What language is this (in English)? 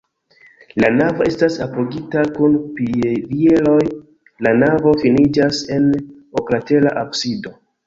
Esperanto